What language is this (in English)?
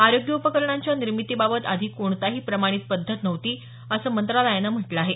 Marathi